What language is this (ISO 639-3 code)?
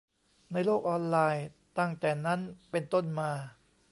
tha